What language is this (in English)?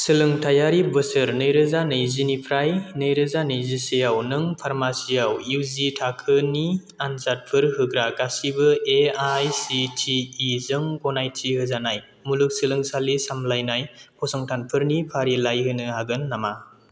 Bodo